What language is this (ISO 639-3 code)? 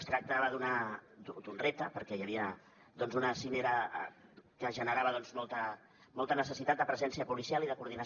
cat